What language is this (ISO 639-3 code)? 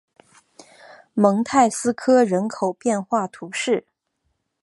zho